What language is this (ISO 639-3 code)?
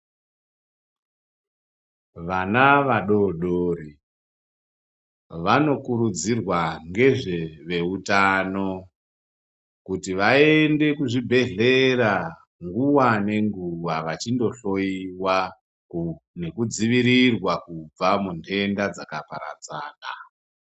ndc